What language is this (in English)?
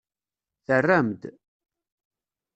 Kabyle